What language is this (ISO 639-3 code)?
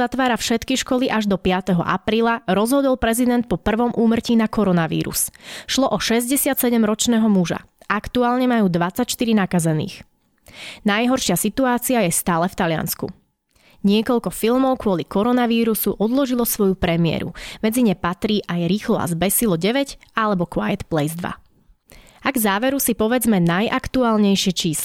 slk